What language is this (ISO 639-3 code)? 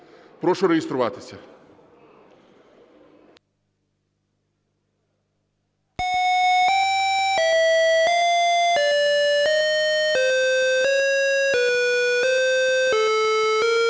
ukr